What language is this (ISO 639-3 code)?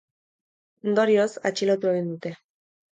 eus